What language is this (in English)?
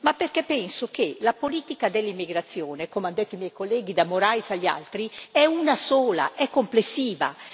Italian